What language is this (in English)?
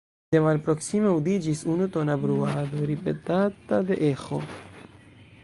Esperanto